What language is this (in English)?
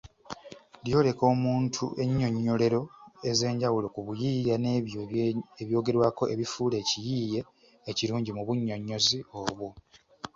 Ganda